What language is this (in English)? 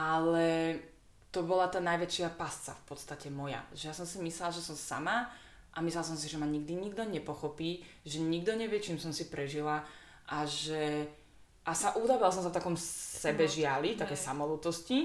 Slovak